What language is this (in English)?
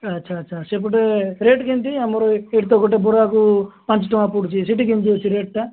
Odia